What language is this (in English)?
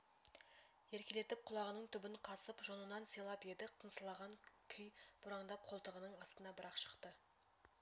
Kazakh